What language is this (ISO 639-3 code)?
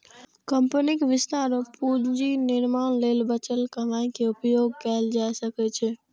mai